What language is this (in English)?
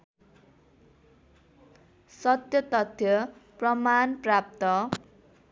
Nepali